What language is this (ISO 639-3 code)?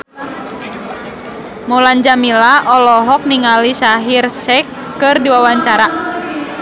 sun